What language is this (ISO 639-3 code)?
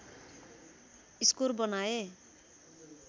nep